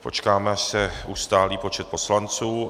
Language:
Czech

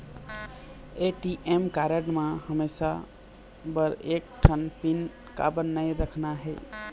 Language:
Chhattisgarhi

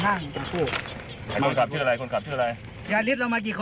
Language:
Thai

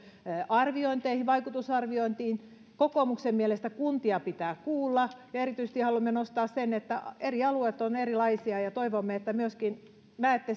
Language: Finnish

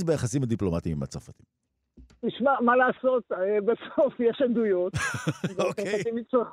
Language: Hebrew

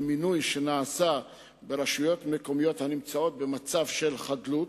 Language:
Hebrew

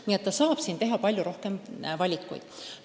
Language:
Estonian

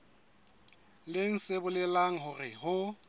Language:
Southern Sotho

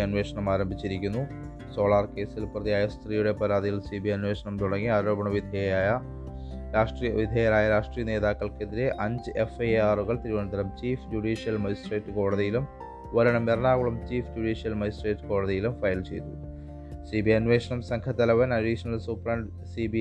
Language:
Malayalam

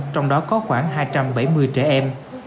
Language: Vietnamese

